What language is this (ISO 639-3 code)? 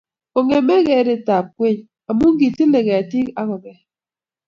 kln